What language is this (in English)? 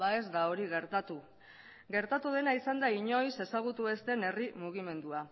Basque